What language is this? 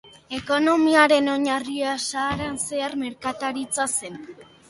Basque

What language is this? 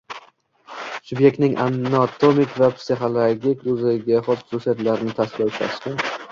Uzbek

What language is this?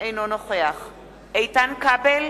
Hebrew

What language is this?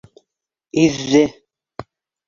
Bashkir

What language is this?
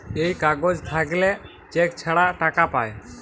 Bangla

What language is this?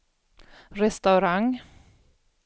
Swedish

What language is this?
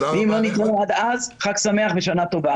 Hebrew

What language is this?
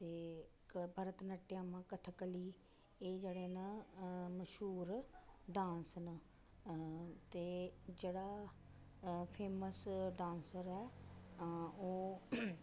Dogri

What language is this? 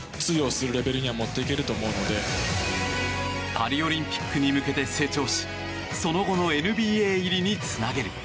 Japanese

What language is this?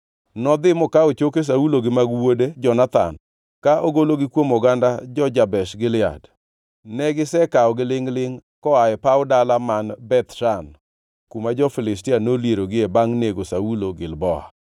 Luo (Kenya and Tanzania)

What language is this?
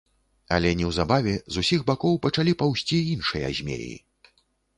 Belarusian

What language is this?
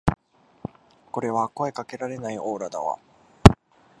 Japanese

